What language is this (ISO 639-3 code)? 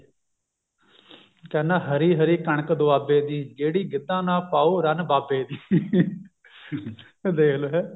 pan